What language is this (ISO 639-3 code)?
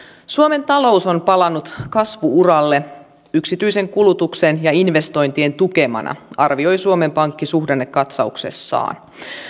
fin